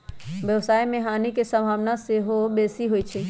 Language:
Magahi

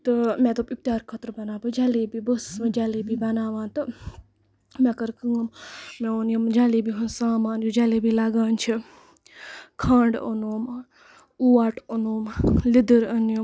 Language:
Kashmiri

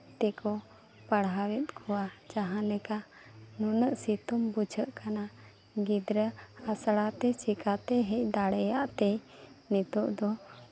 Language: Santali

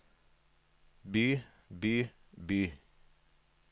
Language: Norwegian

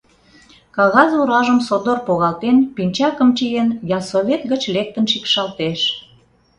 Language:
Mari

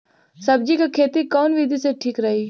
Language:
Bhojpuri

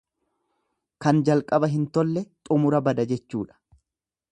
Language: Oromo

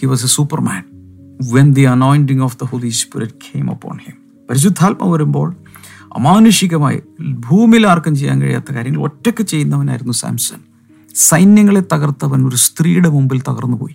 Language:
Malayalam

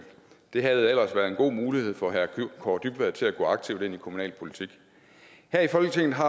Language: Danish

